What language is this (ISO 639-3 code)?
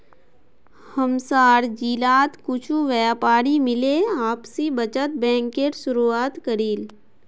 mag